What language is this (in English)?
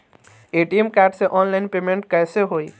Bhojpuri